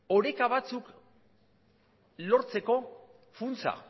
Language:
Basque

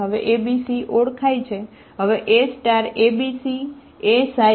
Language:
Gujarati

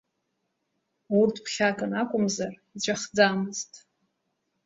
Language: Abkhazian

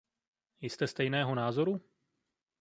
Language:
Czech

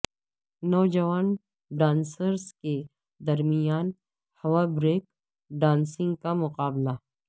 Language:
Urdu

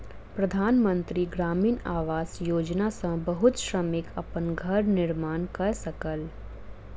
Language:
Maithili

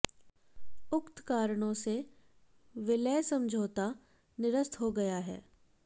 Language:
Hindi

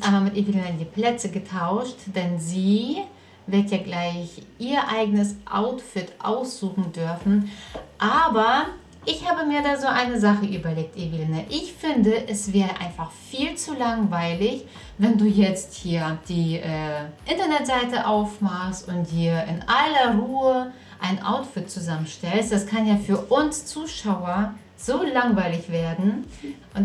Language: German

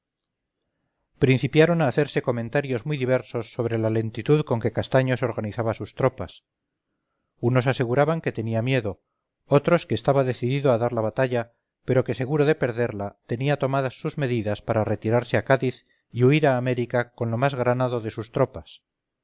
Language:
Spanish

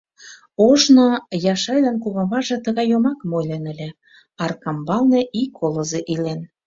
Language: Mari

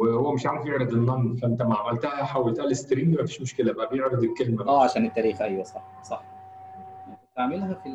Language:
Arabic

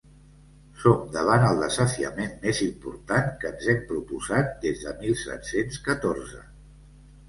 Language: Catalan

